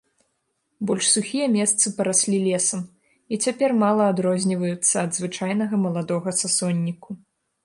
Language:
Belarusian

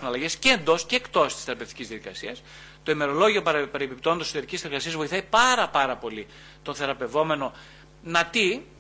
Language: Greek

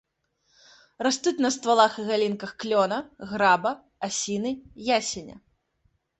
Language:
Belarusian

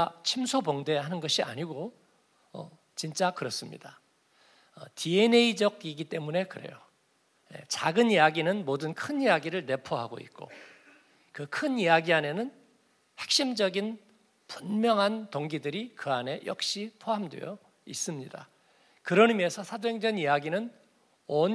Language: Korean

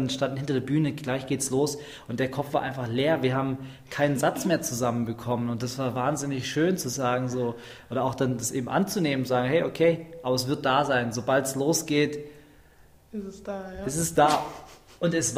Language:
German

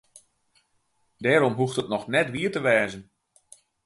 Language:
Western Frisian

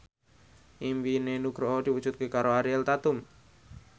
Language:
Javanese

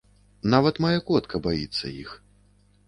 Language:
Belarusian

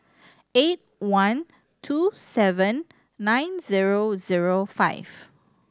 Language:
English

